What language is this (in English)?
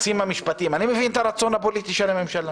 Hebrew